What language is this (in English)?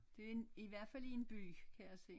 Danish